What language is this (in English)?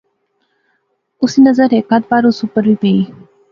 Pahari-Potwari